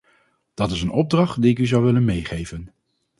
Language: Dutch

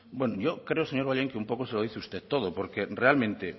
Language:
Spanish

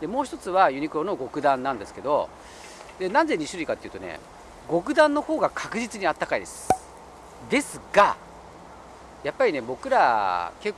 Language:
Japanese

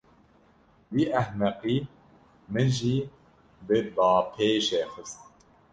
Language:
Kurdish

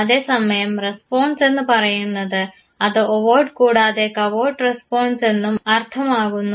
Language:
Malayalam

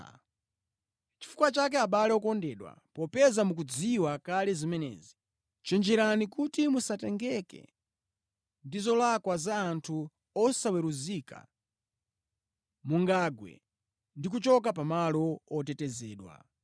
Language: Nyanja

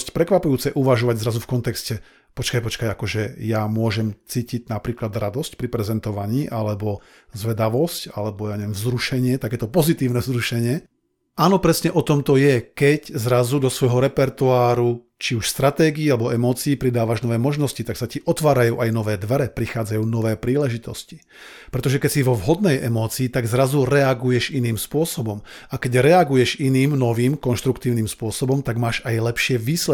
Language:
Slovak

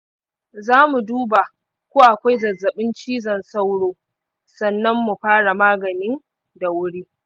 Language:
Hausa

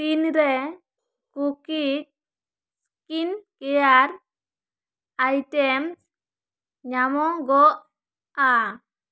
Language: Santali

